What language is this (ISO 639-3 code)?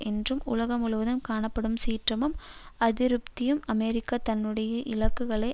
tam